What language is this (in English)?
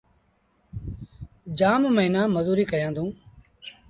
Sindhi Bhil